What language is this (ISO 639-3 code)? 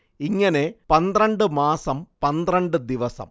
mal